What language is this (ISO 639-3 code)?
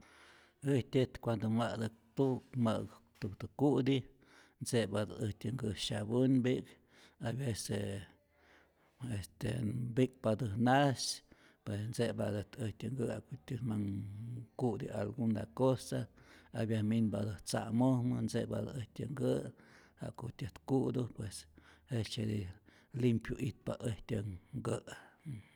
zor